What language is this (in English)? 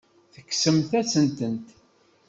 Kabyle